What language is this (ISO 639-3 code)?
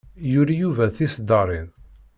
kab